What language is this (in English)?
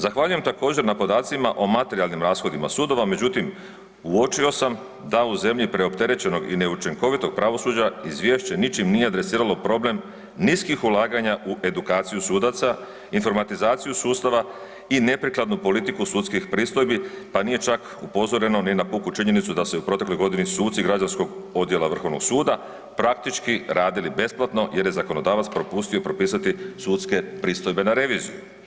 Croatian